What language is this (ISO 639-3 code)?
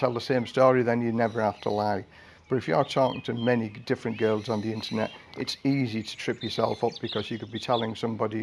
eng